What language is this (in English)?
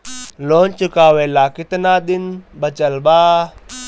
Bhojpuri